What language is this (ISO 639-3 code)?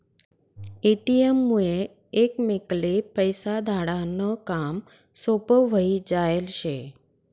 mar